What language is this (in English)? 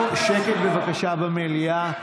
Hebrew